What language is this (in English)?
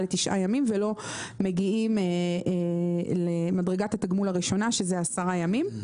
Hebrew